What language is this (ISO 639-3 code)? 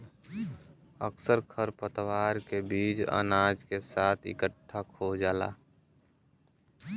bho